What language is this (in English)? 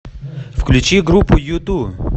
Russian